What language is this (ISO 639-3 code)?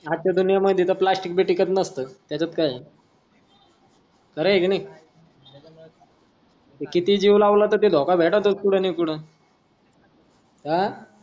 mar